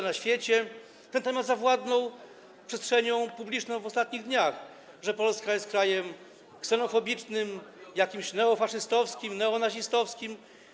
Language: Polish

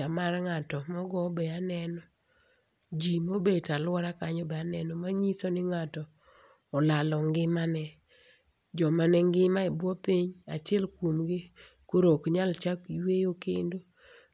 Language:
Luo (Kenya and Tanzania)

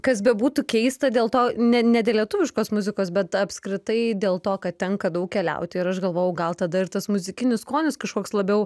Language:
Lithuanian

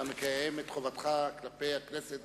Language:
Hebrew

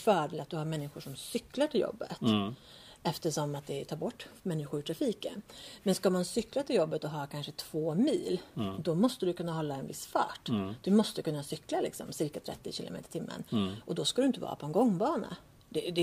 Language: Swedish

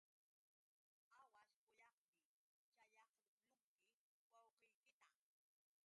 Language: Yauyos Quechua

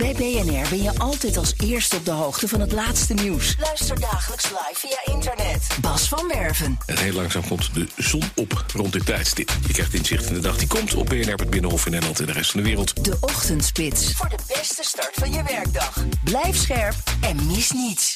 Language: Dutch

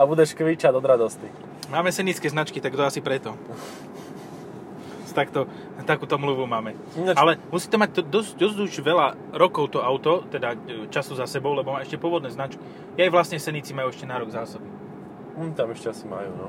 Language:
Slovak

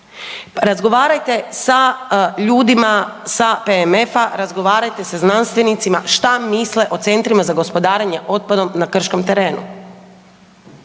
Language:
Croatian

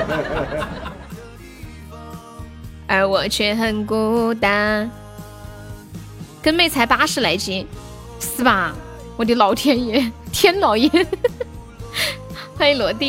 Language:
Chinese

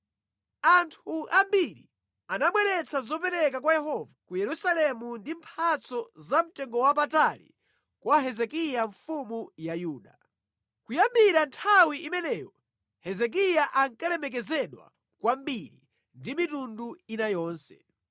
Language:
Nyanja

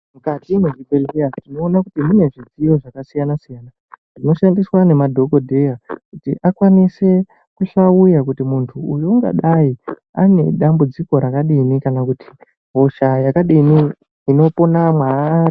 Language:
Ndau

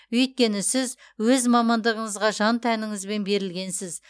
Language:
Kazakh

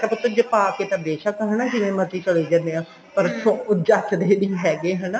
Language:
Punjabi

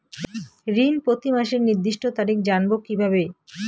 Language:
Bangla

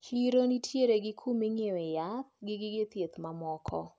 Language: Luo (Kenya and Tanzania)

